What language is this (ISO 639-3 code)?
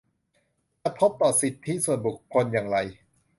tha